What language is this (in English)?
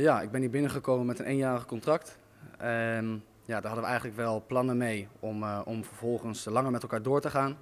Dutch